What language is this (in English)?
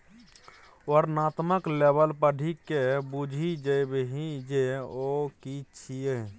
Maithili